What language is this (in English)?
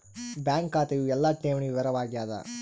Kannada